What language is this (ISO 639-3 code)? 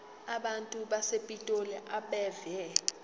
zul